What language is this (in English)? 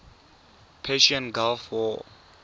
Tswana